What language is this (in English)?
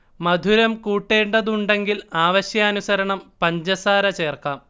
Malayalam